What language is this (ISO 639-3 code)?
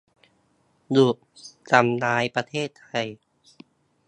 tha